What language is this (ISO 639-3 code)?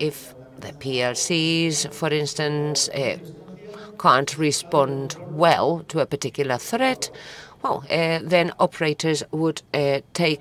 eng